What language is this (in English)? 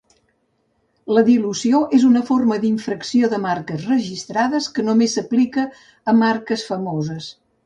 Catalan